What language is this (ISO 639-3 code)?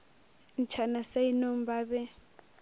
nso